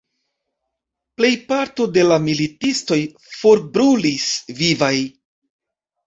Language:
Esperanto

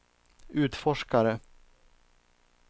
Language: Swedish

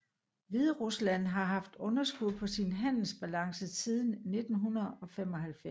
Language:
Danish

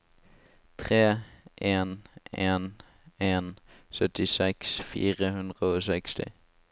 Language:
Norwegian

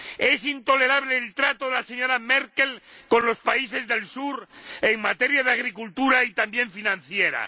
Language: Spanish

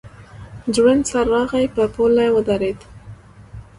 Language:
Pashto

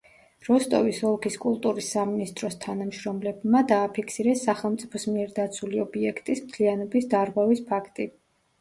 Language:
Georgian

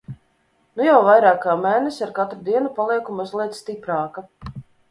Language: Latvian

